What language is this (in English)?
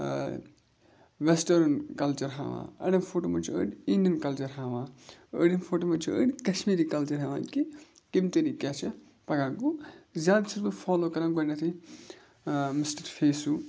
Kashmiri